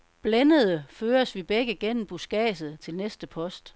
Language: Danish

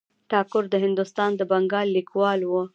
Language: Pashto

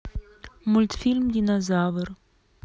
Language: Russian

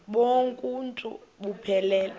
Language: Xhosa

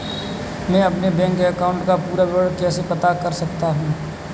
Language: Hindi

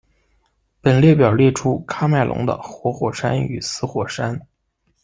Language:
Chinese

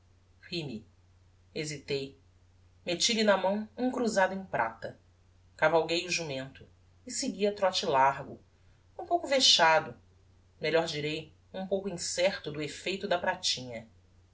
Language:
Portuguese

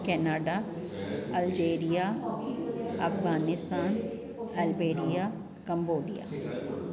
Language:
Sindhi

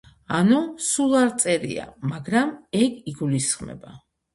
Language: Georgian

